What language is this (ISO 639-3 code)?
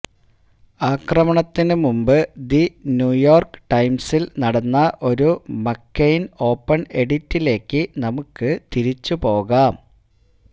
mal